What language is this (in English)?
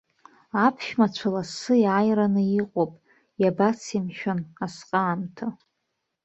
Abkhazian